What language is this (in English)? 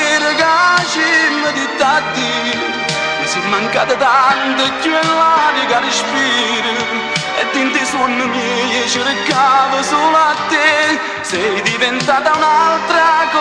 Romanian